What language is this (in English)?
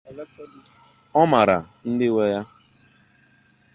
Igbo